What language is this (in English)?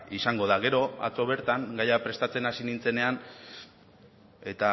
Basque